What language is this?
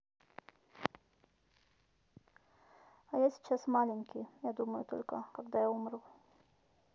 Russian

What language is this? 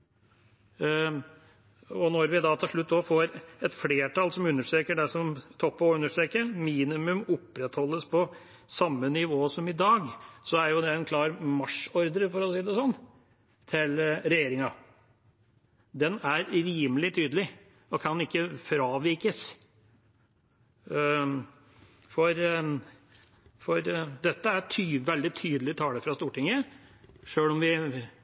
Norwegian Bokmål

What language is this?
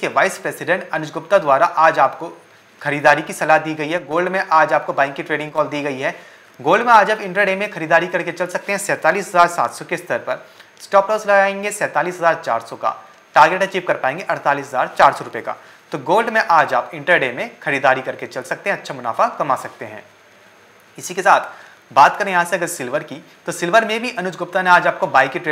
Hindi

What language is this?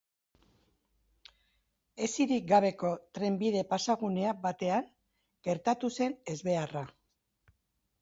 Basque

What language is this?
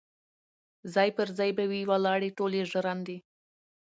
Pashto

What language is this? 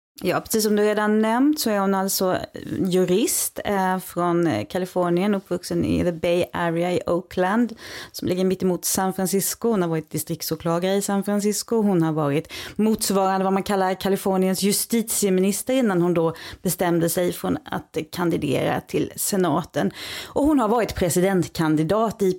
Swedish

